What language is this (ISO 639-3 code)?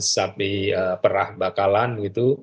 ind